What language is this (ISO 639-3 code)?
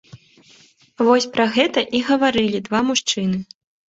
bel